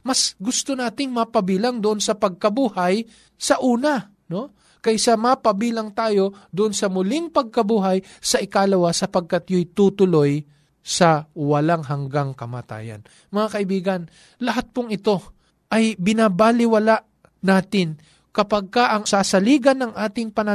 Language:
Filipino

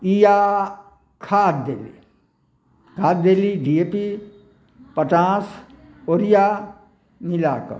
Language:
Maithili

